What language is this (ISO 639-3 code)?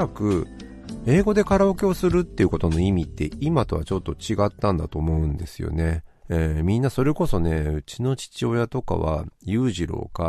jpn